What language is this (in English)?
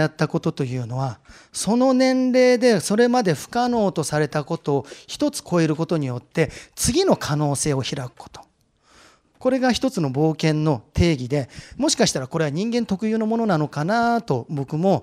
Japanese